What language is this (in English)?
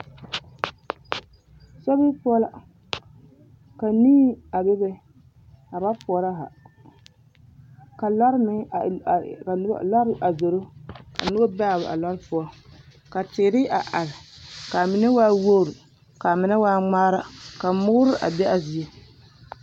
Southern Dagaare